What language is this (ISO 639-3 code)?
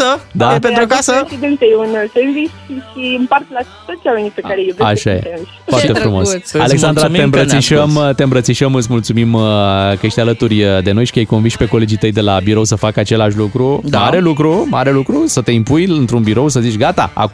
ron